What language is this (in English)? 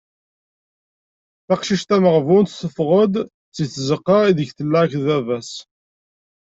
Kabyle